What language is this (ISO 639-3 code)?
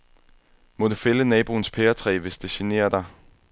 dan